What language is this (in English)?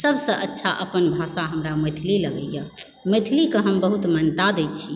Maithili